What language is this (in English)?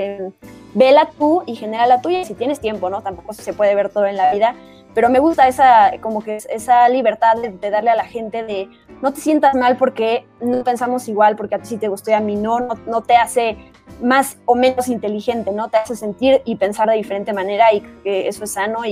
Spanish